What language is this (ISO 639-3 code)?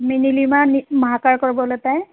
mar